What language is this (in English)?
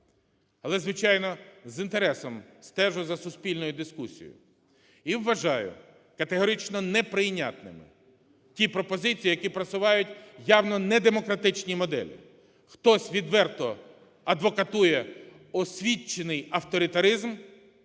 Ukrainian